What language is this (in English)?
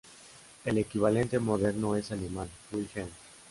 Spanish